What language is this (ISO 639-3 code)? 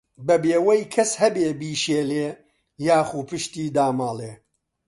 ckb